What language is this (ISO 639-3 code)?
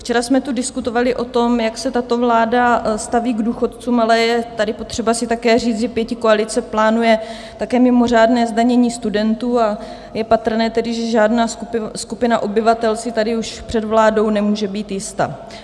ces